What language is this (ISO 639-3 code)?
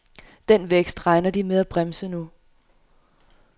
dan